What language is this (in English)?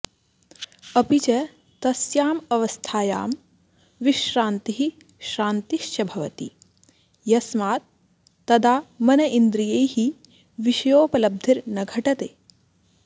Sanskrit